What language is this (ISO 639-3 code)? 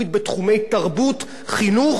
heb